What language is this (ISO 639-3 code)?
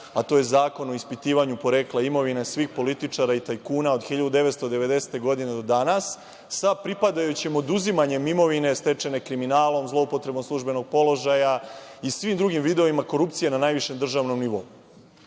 srp